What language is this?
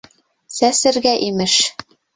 Bashkir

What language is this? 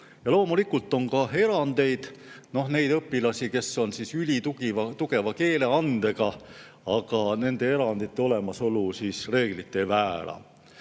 Estonian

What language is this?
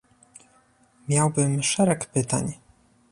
Polish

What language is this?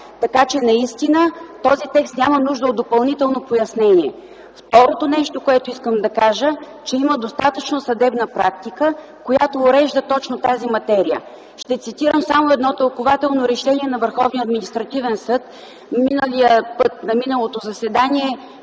Bulgarian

